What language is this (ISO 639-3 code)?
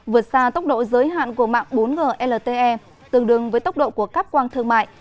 vie